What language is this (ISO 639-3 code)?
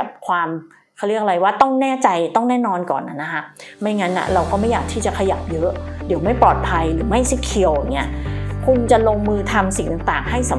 tha